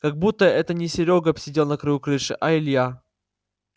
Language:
Russian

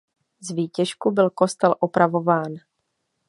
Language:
Czech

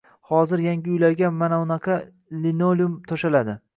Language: Uzbek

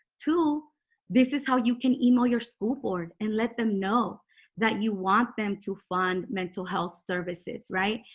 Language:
English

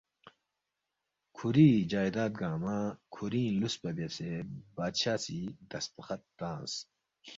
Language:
Balti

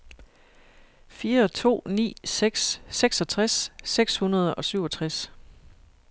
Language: Danish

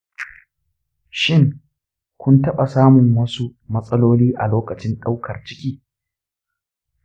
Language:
Hausa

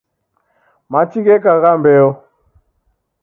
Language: Taita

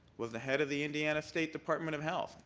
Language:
English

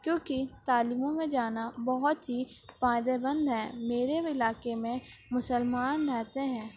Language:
Urdu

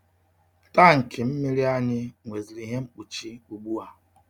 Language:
Igbo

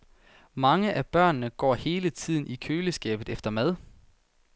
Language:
Danish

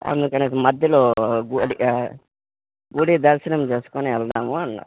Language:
Telugu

